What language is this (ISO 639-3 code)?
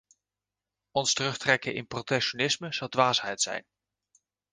nld